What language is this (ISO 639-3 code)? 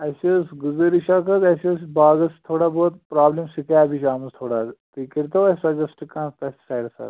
kas